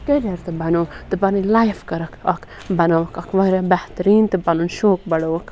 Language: Kashmiri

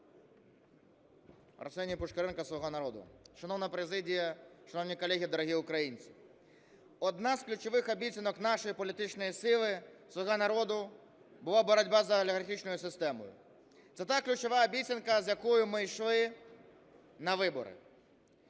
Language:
Ukrainian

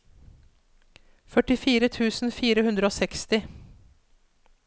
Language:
Norwegian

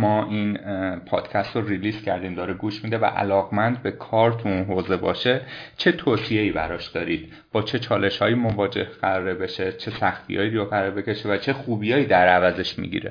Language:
Persian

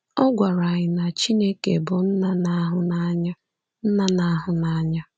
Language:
Igbo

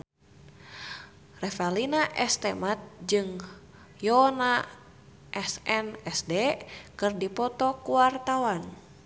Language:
Sundanese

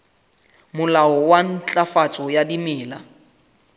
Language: Southern Sotho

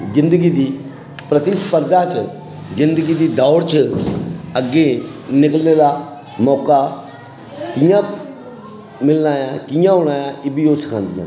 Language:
Dogri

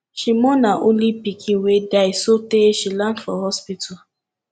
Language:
Nigerian Pidgin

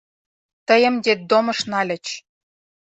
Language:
Mari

